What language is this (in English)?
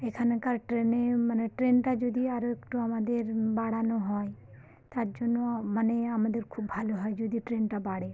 Bangla